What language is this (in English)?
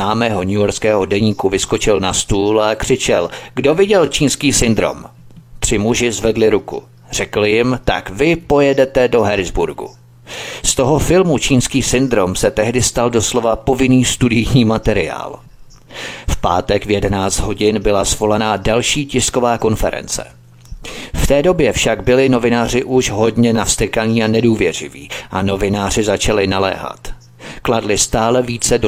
Czech